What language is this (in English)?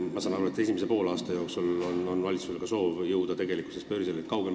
Estonian